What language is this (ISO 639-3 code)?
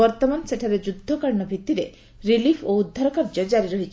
ori